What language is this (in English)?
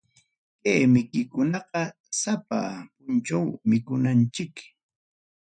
Ayacucho Quechua